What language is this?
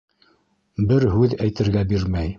Bashkir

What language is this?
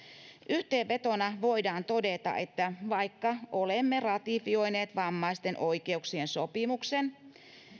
Finnish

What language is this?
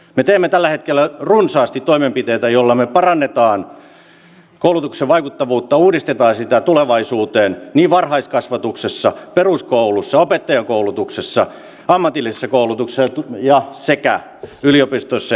Finnish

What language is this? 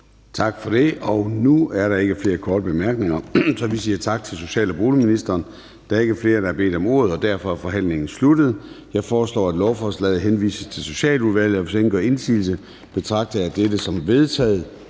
Danish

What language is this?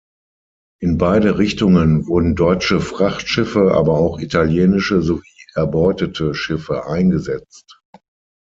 German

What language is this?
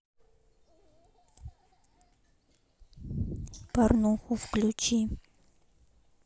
Russian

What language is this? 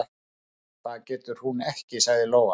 Icelandic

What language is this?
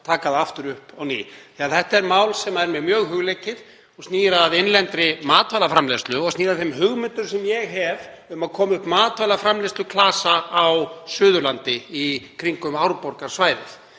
Icelandic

